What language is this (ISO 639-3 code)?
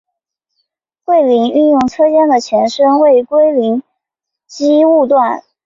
zho